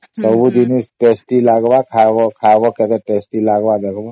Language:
Odia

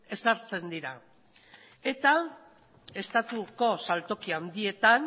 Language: Basque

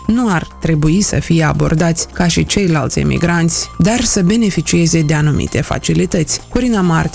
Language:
Romanian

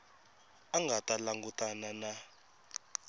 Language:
Tsonga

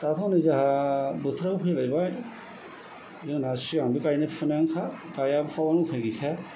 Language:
Bodo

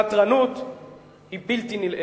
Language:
Hebrew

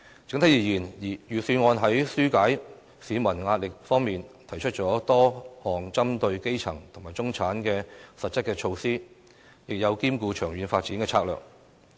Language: Cantonese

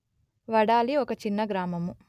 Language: Telugu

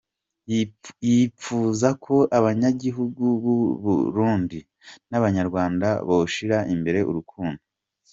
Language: Kinyarwanda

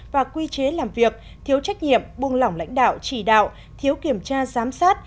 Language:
Vietnamese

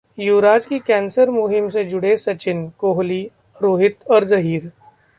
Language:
Hindi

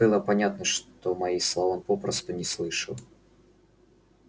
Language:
Russian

